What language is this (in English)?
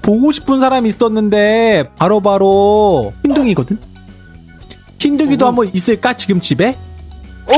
Korean